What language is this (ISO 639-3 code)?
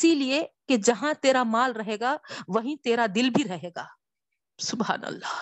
urd